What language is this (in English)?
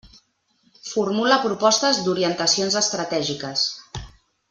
Catalan